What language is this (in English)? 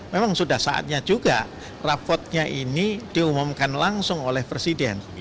Indonesian